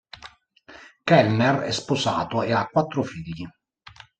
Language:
Italian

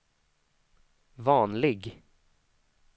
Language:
Swedish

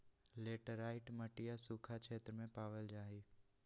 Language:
Magahi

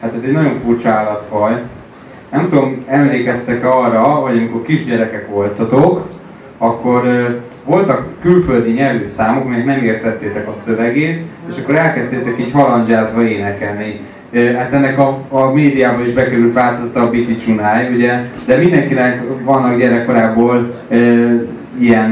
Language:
Hungarian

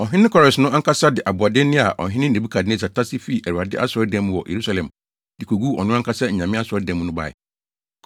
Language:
Akan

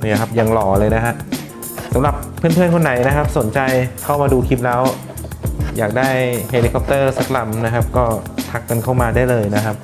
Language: Thai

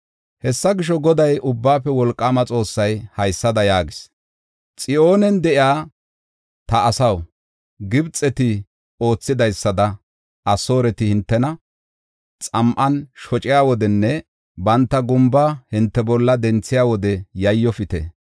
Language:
Gofa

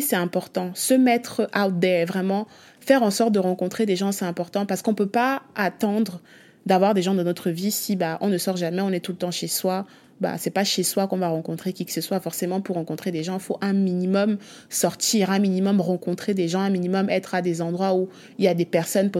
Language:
French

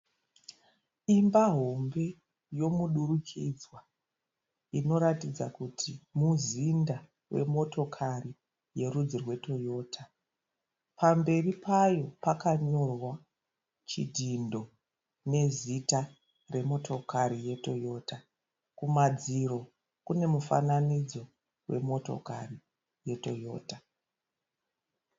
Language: Shona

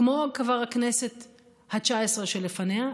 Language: Hebrew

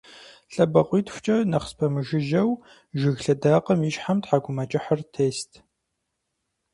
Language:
Kabardian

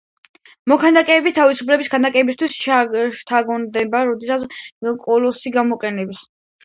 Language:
Georgian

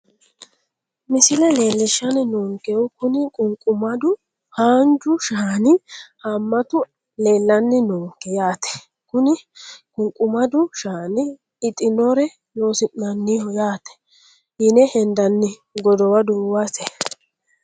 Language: Sidamo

